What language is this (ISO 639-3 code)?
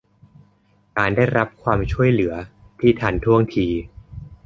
tha